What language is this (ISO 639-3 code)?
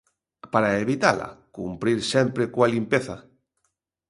glg